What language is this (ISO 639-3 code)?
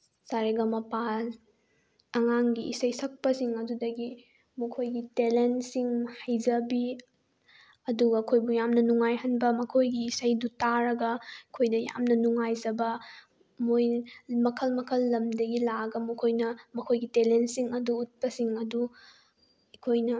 mni